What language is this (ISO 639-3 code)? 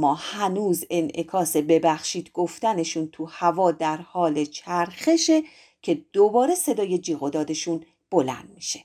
fas